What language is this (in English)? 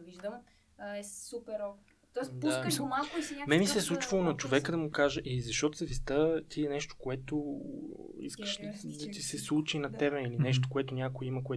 Bulgarian